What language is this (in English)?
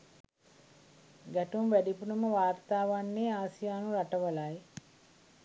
Sinhala